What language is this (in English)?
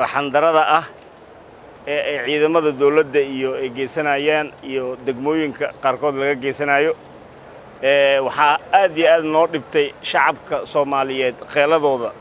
Arabic